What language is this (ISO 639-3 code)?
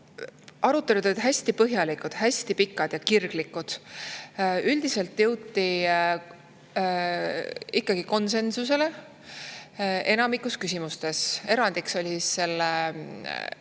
est